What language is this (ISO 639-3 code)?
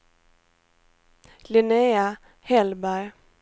swe